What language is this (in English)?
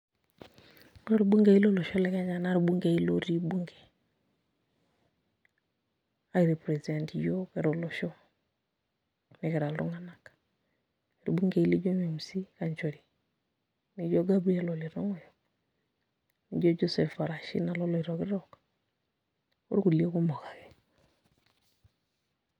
Masai